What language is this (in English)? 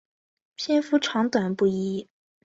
Chinese